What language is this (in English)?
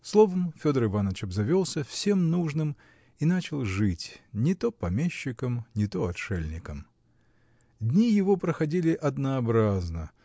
Russian